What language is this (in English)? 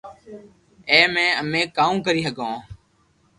Loarki